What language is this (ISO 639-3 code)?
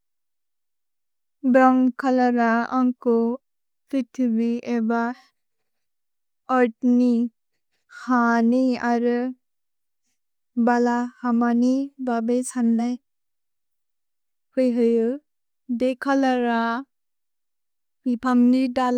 brx